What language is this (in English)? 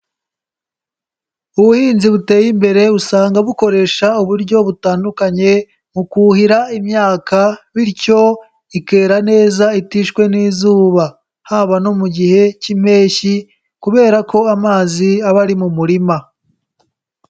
Kinyarwanda